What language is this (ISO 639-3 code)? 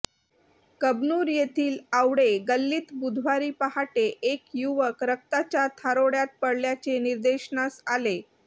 mar